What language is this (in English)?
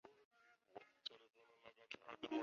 Chinese